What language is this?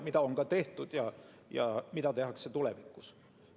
Estonian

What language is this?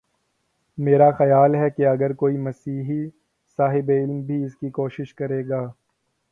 Urdu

